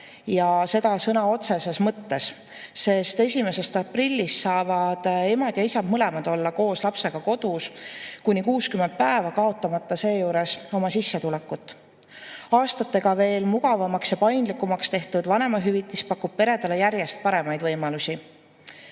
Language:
Estonian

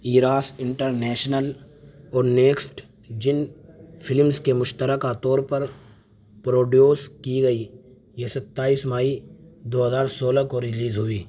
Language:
Urdu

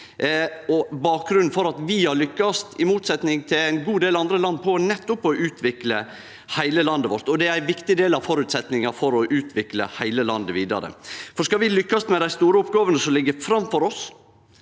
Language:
Norwegian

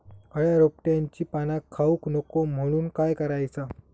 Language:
Marathi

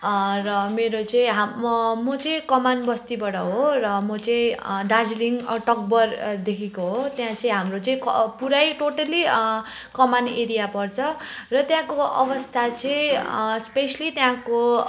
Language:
Nepali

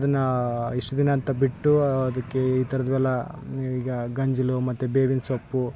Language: Kannada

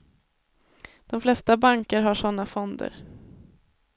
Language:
Swedish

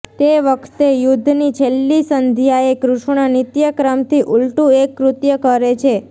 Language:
Gujarati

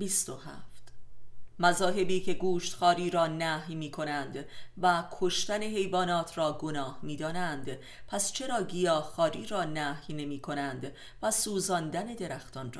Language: Persian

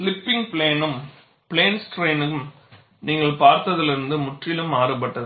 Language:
Tamil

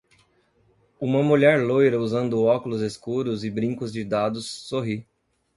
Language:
Portuguese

